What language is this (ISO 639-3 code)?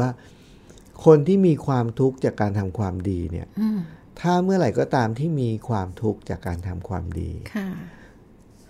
tha